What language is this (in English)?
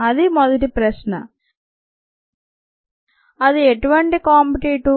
Telugu